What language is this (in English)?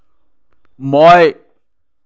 Assamese